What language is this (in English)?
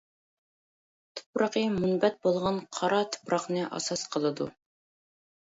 Uyghur